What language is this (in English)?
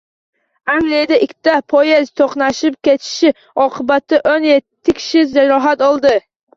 Uzbek